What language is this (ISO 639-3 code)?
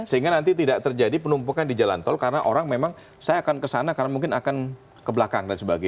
ind